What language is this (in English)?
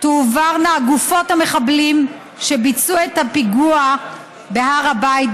Hebrew